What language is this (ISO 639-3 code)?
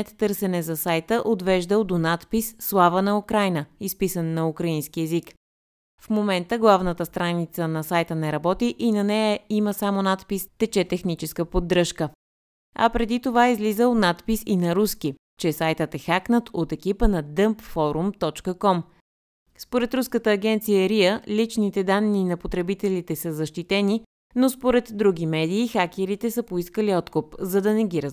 bul